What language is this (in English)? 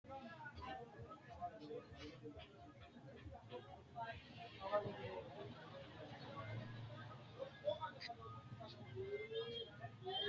Sidamo